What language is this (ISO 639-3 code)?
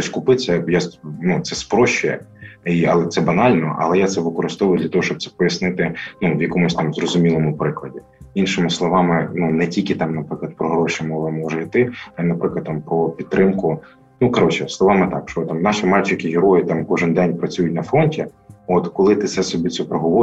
ukr